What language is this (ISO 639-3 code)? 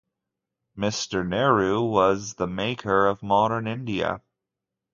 eng